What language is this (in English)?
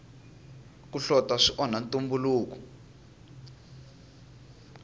Tsonga